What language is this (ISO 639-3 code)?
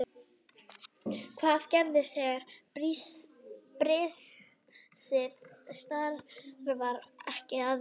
isl